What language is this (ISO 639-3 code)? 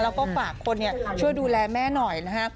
tha